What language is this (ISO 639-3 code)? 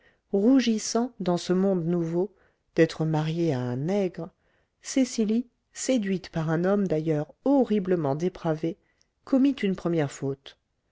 fra